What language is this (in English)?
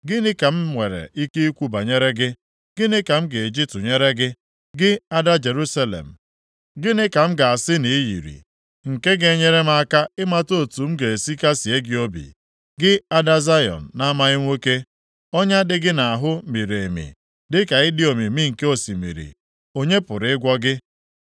Igbo